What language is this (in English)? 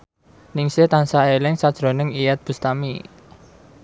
Javanese